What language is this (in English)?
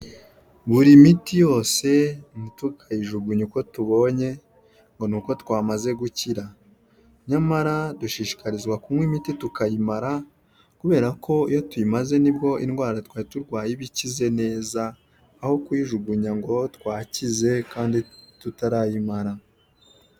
Kinyarwanda